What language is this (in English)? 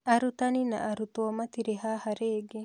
Kikuyu